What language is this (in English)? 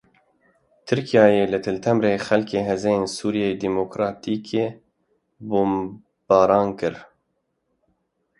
Kurdish